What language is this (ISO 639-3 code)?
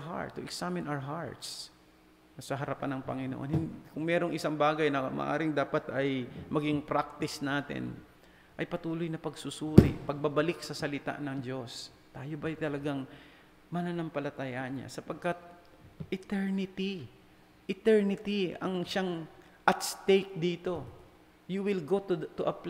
fil